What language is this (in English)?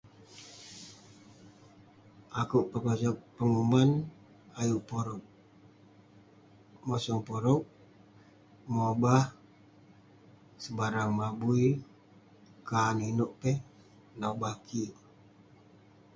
Western Penan